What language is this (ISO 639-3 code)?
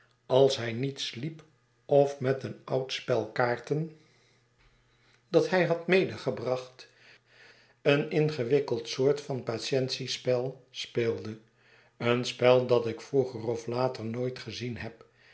nld